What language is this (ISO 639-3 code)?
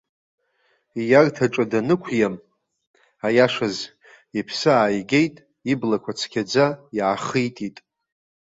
abk